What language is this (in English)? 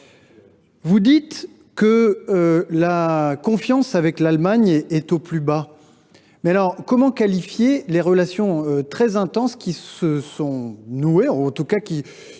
French